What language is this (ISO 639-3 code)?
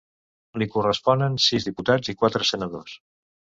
cat